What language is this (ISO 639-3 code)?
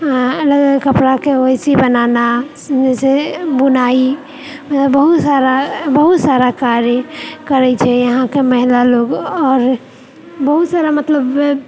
mai